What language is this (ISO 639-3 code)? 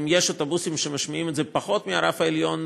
heb